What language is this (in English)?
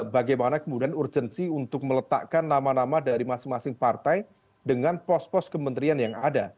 Indonesian